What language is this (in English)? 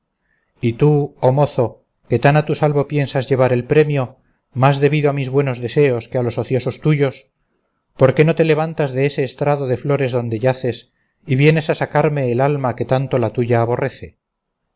Spanish